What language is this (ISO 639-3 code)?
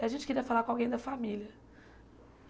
por